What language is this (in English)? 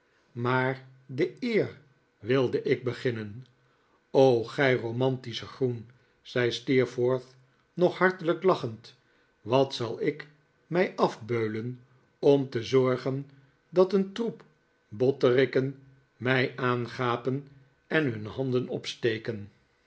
Dutch